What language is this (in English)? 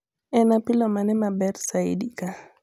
Luo (Kenya and Tanzania)